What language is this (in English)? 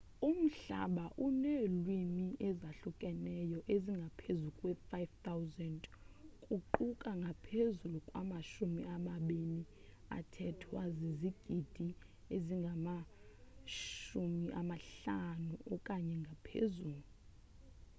Xhosa